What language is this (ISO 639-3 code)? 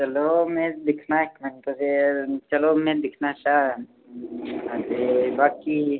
doi